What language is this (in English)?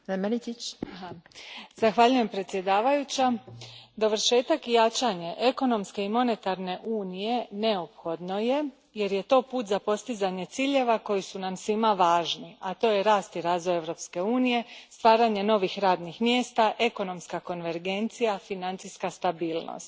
Croatian